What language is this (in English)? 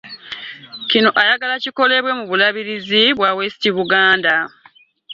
Ganda